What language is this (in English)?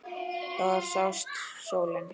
Icelandic